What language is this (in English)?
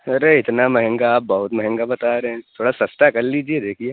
Urdu